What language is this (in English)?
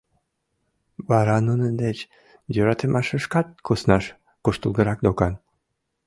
Mari